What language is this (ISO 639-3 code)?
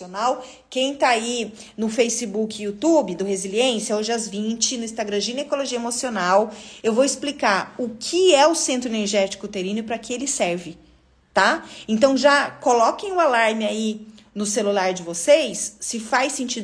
por